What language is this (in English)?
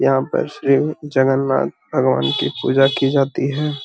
Magahi